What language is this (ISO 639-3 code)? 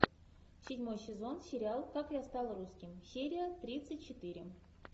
rus